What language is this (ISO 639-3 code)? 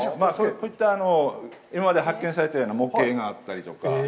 jpn